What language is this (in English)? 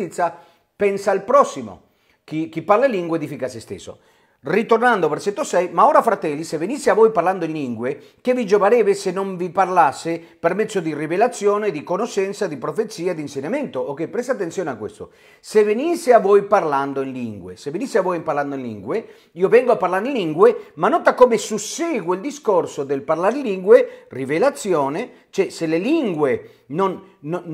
Italian